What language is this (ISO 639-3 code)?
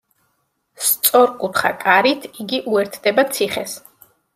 kat